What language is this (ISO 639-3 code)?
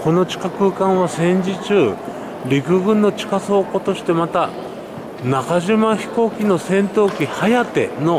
jpn